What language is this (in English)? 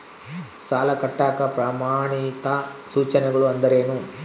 Kannada